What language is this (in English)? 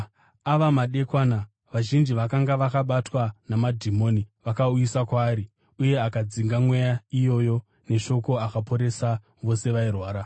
Shona